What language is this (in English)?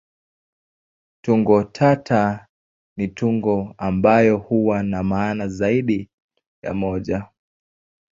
Swahili